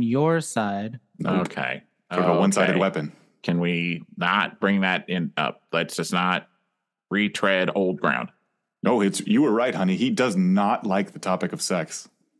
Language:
English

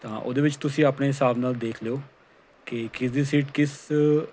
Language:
Punjabi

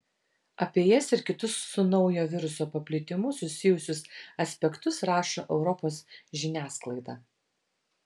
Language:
Lithuanian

